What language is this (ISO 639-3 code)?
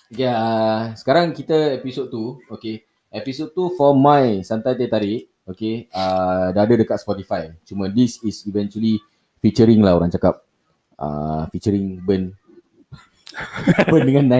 msa